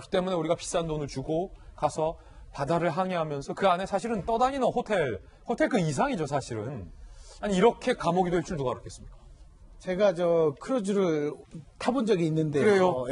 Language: Korean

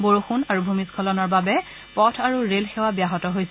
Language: Assamese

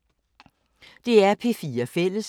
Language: Danish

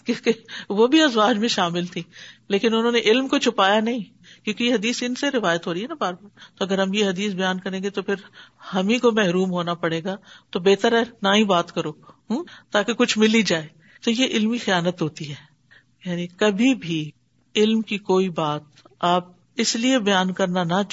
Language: Urdu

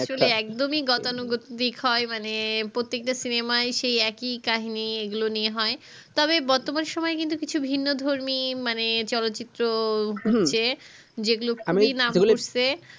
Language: Bangla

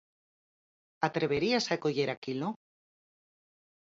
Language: Galician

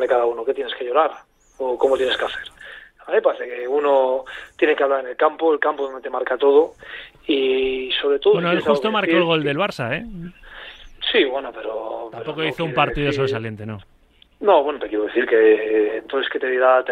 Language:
Spanish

